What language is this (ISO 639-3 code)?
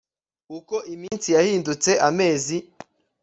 kin